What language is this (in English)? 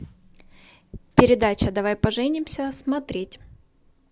Russian